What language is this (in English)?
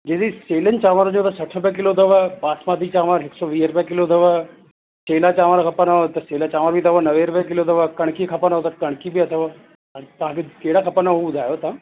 Sindhi